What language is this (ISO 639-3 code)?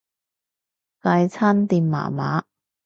yue